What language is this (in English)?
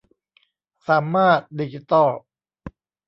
Thai